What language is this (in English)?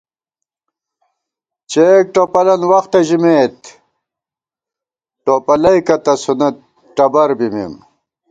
Gawar-Bati